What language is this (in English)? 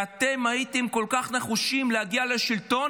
Hebrew